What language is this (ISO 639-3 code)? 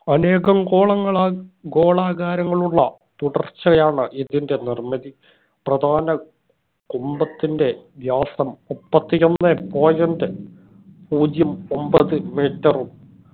mal